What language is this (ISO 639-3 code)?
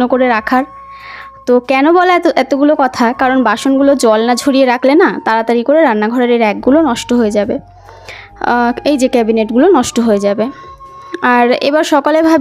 tha